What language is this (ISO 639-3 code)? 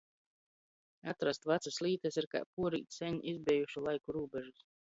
ltg